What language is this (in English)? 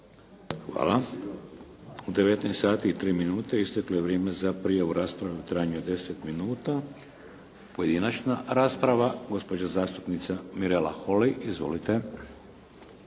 Croatian